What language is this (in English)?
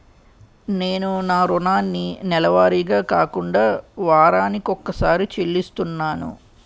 Telugu